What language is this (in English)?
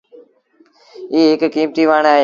Sindhi Bhil